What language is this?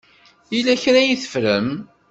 Kabyle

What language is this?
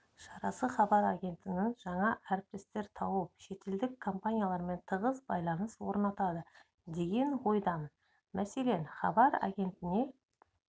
Kazakh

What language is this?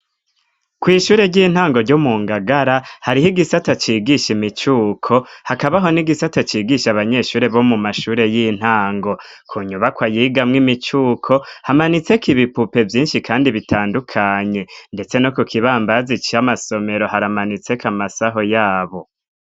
Rundi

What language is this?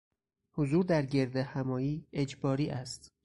Persian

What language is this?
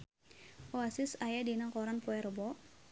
Sundanese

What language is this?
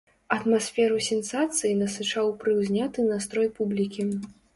Belarusian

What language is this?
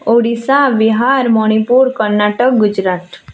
Odia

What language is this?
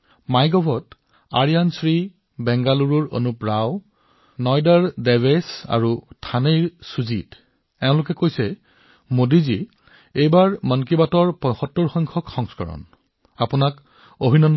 Assamese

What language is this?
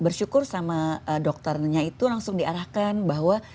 Indonesian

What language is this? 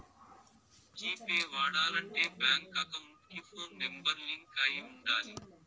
Telugu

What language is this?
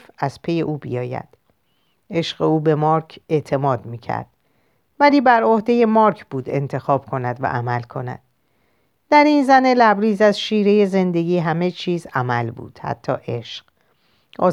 Persian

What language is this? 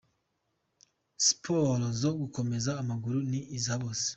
Kinyarwanda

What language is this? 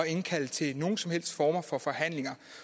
Danish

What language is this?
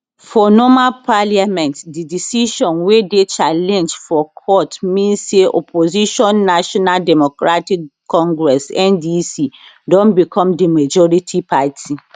Nigerian Pidgin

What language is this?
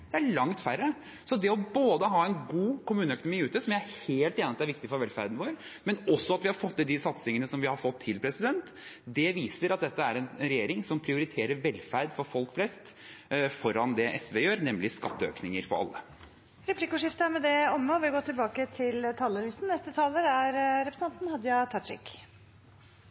Norwegian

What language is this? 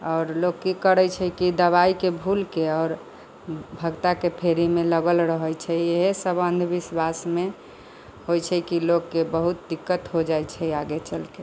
Maithili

